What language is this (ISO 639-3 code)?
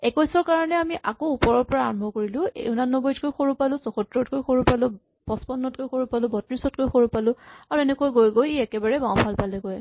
asm